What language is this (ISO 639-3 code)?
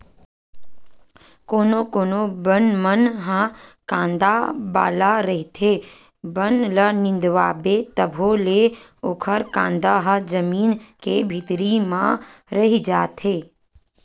hne